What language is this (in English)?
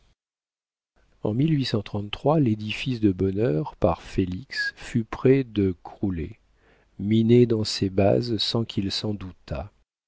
French